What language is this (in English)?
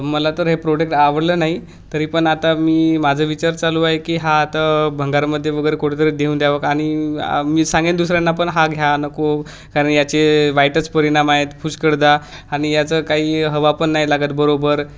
Marathi